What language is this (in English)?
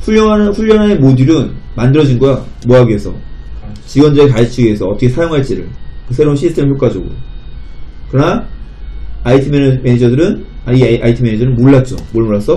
Korean